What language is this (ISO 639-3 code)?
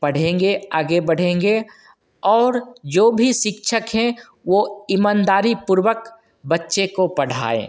hin